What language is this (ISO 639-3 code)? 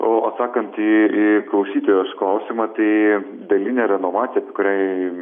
lit